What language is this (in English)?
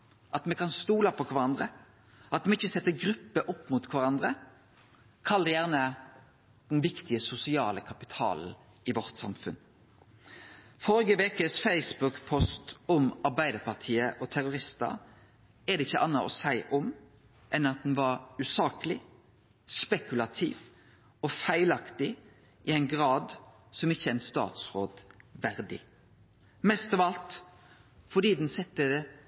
Norwegian Nynorsk